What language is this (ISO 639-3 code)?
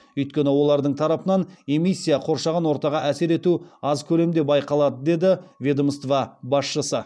kaz